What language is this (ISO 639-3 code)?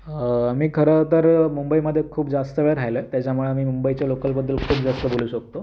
mar